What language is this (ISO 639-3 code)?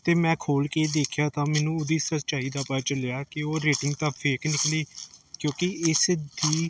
pan